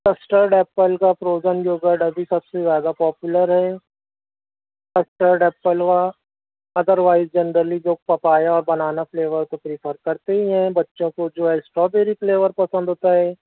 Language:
Urdu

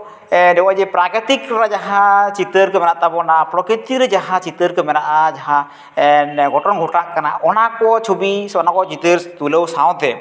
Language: Santali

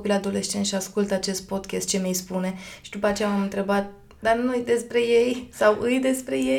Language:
Romanian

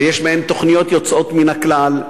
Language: Hebrew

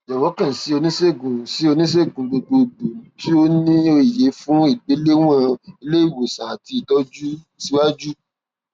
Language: Yoruba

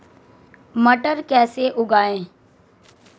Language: Hindi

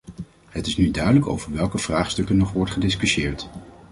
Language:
Dutch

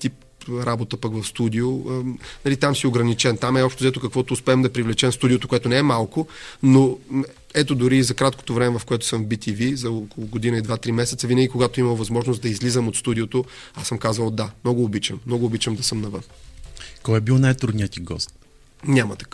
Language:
Bulgarian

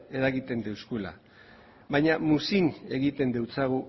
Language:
Basque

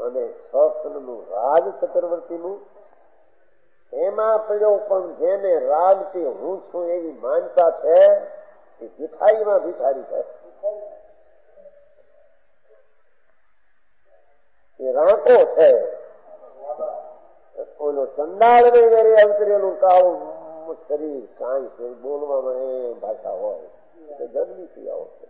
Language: Arabic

